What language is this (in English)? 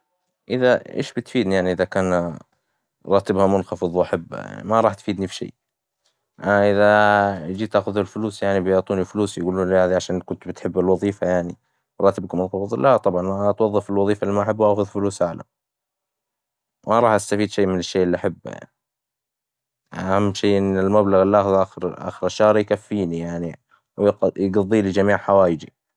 Hijazi Arabic